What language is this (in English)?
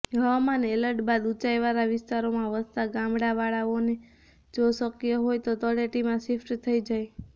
Gujarati